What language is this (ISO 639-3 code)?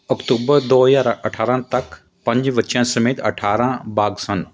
pan